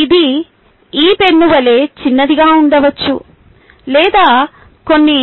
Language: Telugu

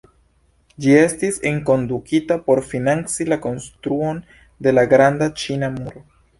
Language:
Esperanto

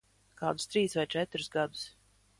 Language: Latvian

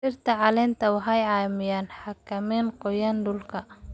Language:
Somali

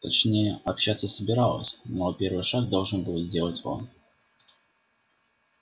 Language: Russian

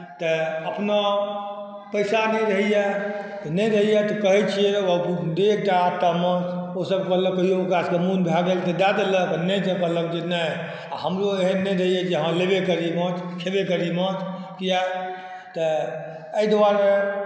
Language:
Maithili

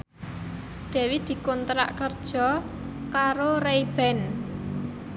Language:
Javanese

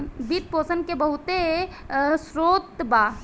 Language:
Bhojpuri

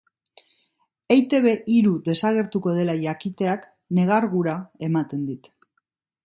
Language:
Basque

